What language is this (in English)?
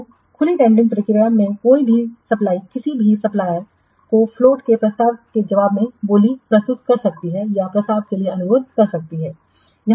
Hindi